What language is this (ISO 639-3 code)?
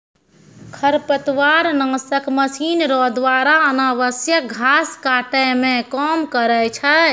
mai